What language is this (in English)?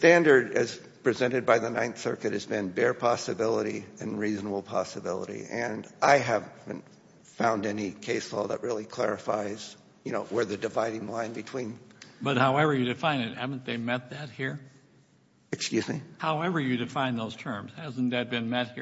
English